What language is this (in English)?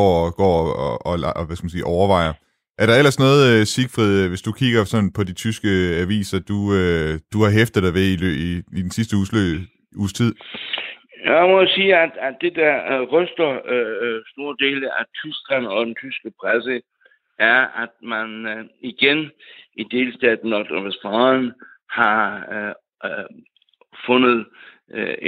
Danish